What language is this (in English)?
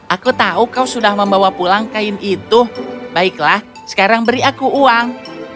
Indonesian